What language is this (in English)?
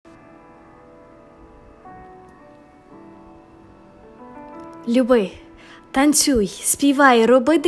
Ukrainian